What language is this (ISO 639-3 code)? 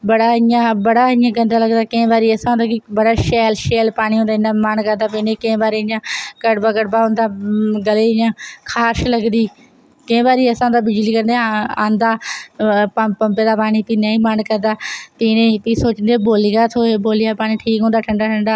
doi